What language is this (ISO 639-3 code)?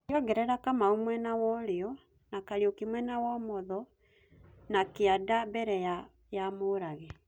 kik